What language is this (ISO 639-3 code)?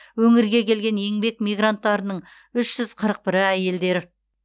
kaz